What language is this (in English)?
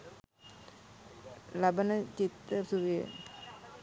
Sinhala